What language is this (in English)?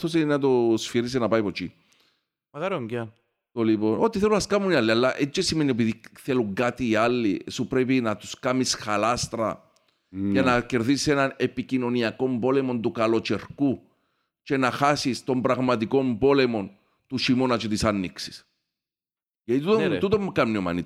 Greek